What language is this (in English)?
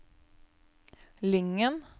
Norwegian